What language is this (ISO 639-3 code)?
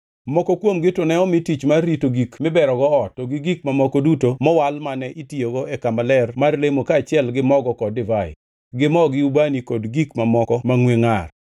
luo